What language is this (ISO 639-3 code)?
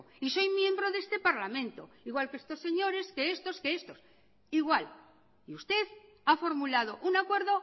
spa